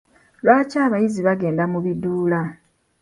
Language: Ganda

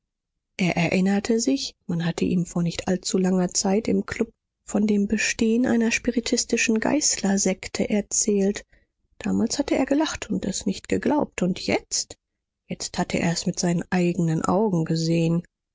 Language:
German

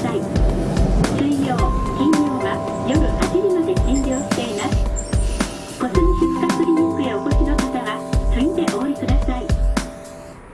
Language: Japanese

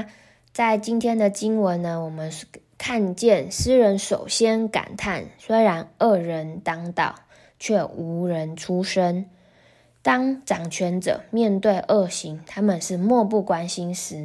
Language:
Chinese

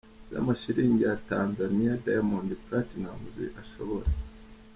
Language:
Kinyarwanda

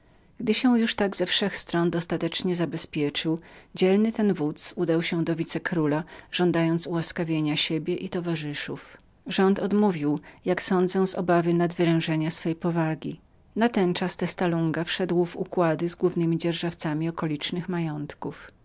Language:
Polish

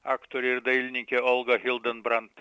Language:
Lithuanian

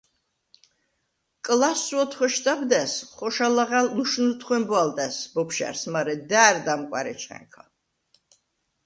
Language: Svan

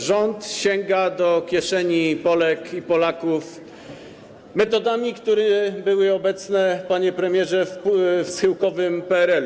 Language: Polish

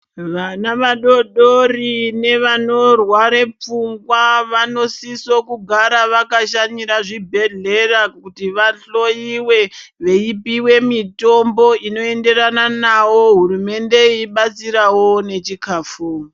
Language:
Ndau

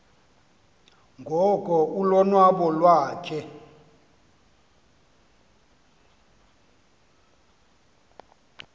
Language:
Xhosa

